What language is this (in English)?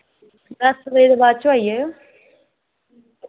Dogri